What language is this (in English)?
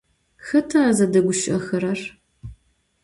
Adyghe